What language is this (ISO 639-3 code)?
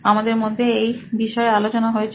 ben